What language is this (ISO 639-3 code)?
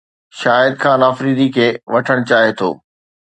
snd